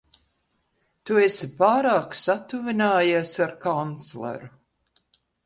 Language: Latvian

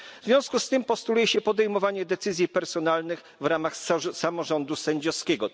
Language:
Polish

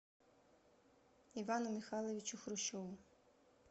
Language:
Russian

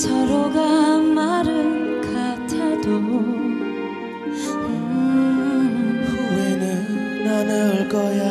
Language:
Korean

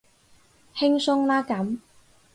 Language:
Cantonese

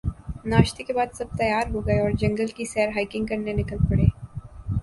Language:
Urdu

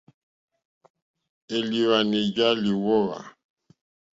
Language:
Mokpwe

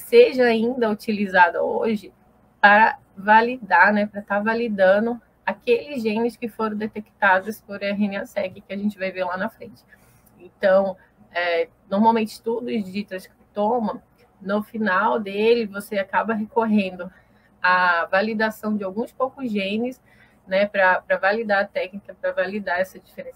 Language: Portuguese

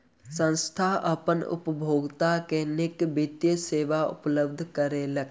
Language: Maithili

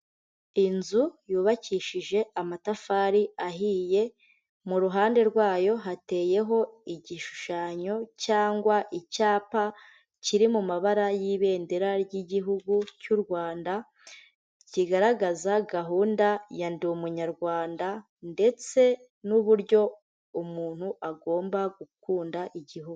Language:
Kinyarwanda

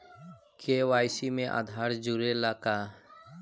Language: Bhojpuri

